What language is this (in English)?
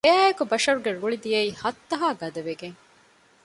Divehi